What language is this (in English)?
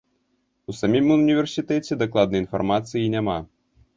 Belarusian